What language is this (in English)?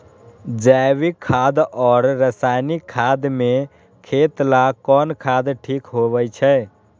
Magahi